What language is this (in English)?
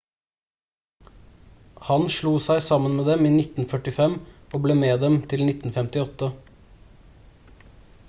Norwegian Bokmål